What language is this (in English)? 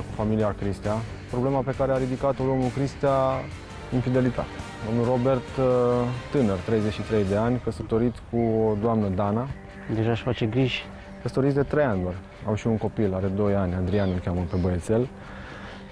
Romanian